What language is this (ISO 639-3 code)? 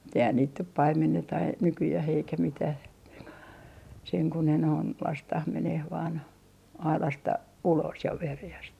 fin